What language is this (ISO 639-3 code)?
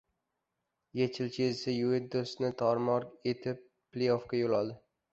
uzb